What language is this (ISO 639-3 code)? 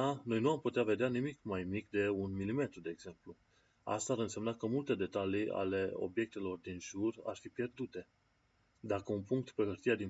ron